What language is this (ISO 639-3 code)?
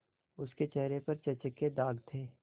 hin